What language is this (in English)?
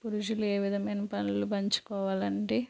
Telugu